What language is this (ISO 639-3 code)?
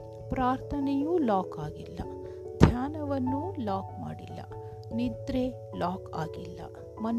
kan